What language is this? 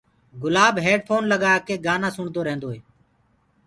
Gurgula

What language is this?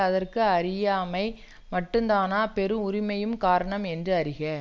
Tamil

